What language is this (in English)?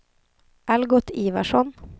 Swedish